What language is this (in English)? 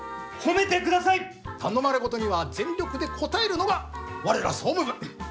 Japanese